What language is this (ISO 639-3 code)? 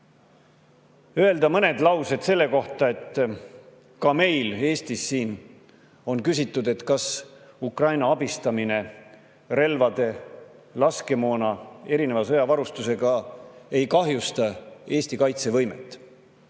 est